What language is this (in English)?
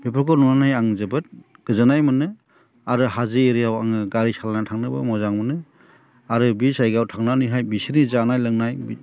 Bodo